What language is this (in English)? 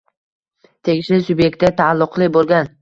Uzbek